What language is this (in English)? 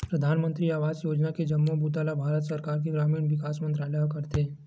Chhattisgarhi